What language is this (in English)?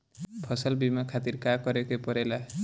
Bhojpuri